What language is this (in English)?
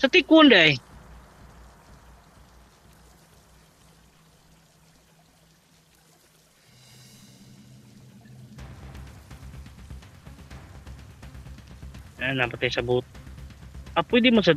Filipino